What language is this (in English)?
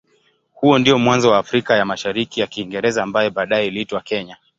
Swahili